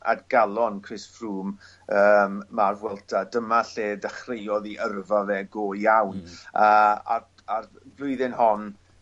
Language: Welsh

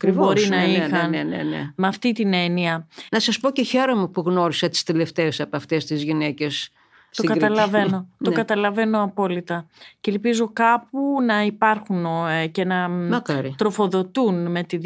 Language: Greek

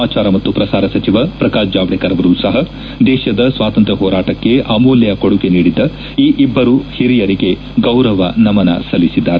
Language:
Kannada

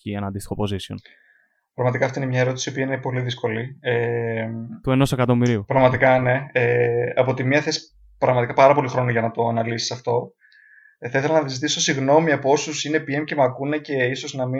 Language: Greek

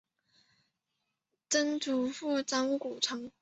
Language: Chinese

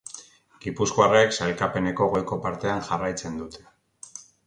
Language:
Basque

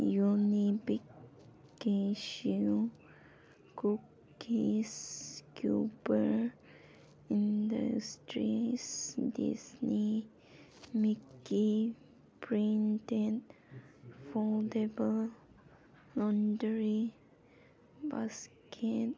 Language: Manipuri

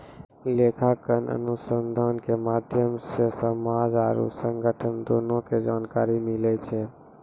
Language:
Maithili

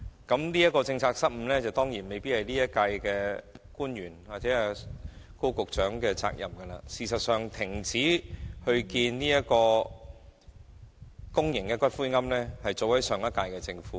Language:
Cantonese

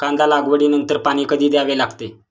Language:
Marathi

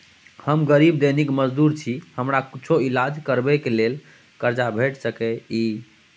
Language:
Maithili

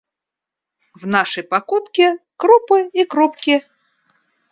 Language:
Russian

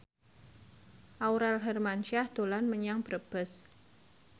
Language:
Javanese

